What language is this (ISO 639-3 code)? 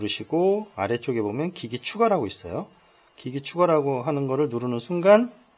kor